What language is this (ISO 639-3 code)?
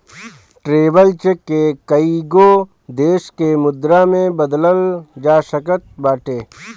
bho